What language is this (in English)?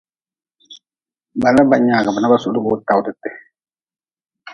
Nawdm